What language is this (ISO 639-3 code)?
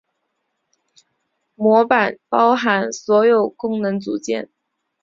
zho